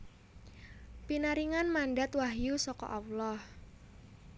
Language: Javanese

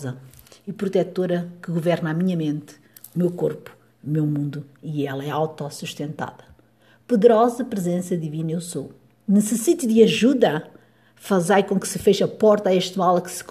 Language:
Portuguese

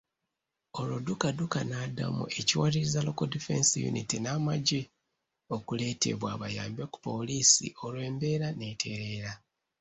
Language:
Ganda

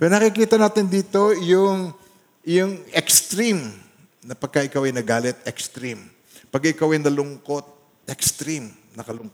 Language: Filipino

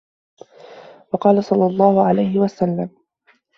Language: Arabic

